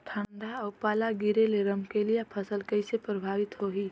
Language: Chhattisgarhi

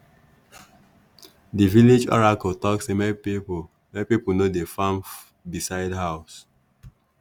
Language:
Nigerian Pidgin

